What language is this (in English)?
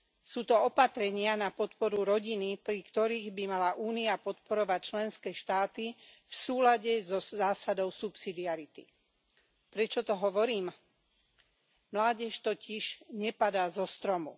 Slovak